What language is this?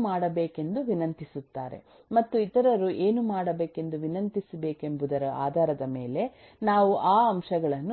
Kannada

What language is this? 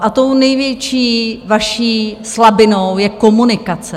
Czech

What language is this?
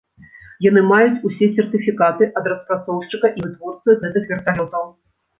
Belarusian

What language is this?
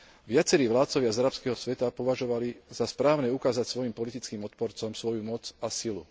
Slovak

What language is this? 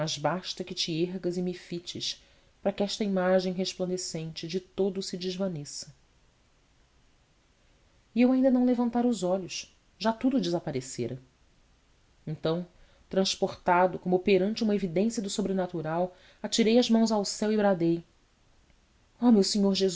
Portuguese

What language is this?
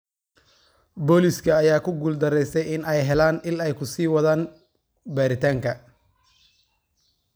Somali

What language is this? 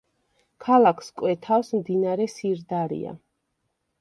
Georgian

